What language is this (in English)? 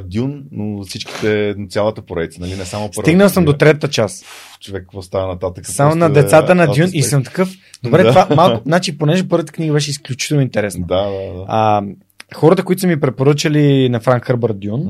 Bulgarian